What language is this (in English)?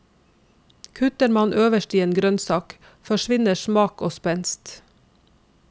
Norwegian